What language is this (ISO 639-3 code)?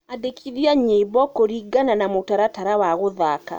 kik